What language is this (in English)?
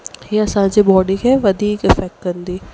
Sindhi